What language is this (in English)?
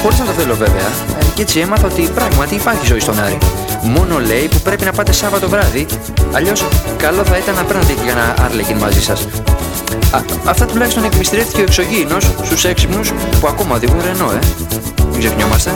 Greek